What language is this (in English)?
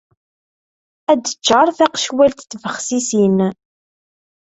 Kabyle